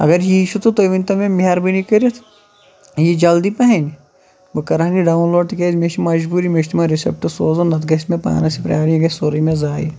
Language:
Kashmiri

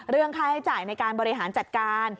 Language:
Thai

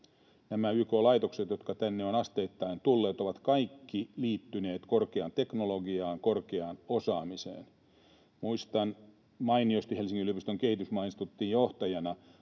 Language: Finnish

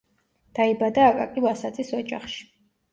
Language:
Georgian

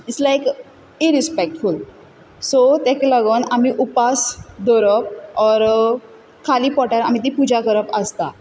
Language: Konkani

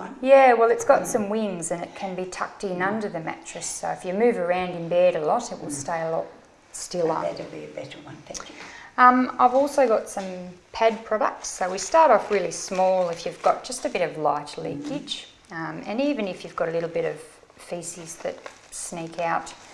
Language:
English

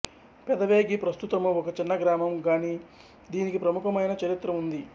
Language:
Telugu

